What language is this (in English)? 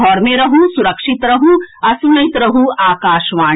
Maithili